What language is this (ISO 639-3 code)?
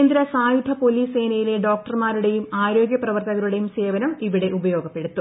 mal